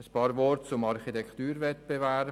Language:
Swiss German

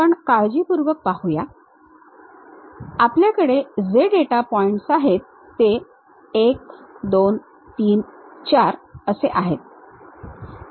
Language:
Marathi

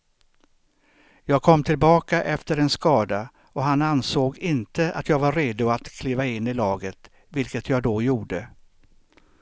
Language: Swedish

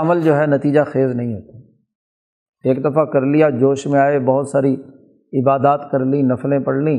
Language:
Urdu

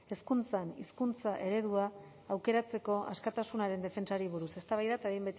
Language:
Basque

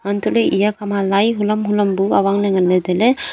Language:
Wancho Naga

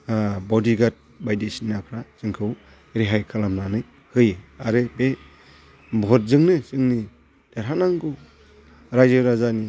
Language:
Bodo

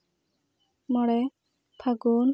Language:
Santali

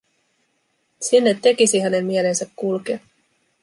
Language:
Finnish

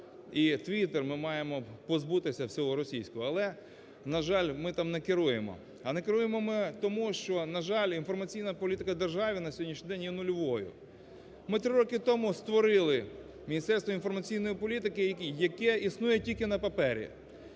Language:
Ukrainian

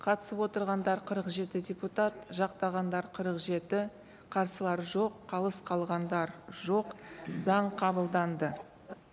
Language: Kazakh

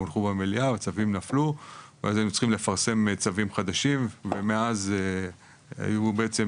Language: Hebrew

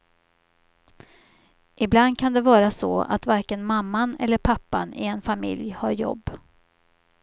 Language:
Swedish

